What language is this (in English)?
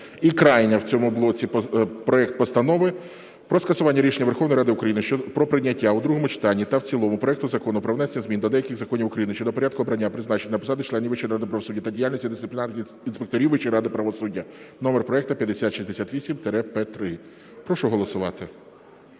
Ukrainian